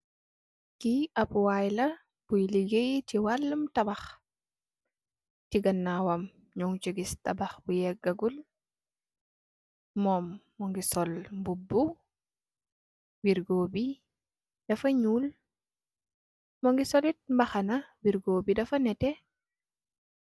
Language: Wolof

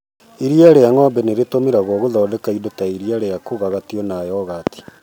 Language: Kikuyu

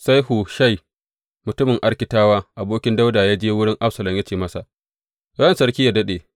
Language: Hausa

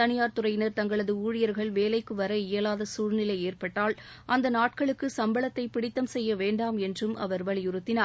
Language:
Tamil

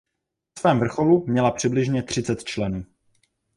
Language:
Czech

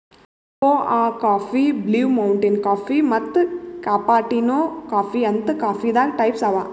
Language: Kannada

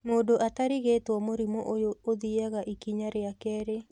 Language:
Kikuyu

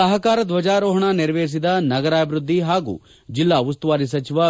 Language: Kannada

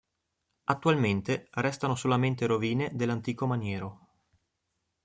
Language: Italian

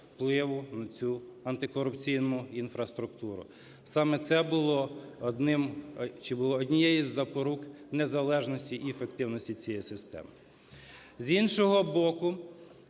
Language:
Ukrainian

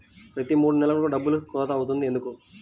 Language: Telugu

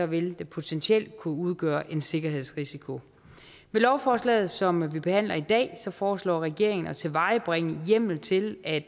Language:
Danish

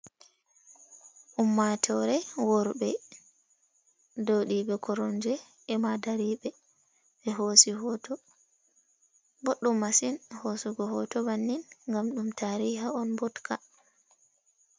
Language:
Fula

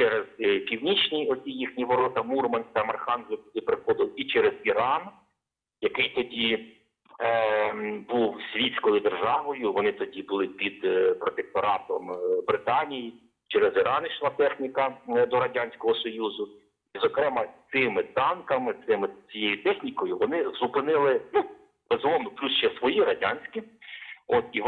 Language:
Ukrainian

